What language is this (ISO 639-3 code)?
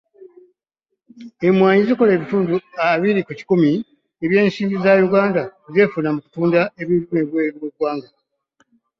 lug